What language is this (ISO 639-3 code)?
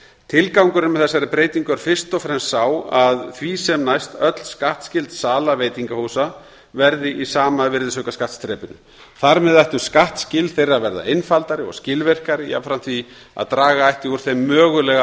isl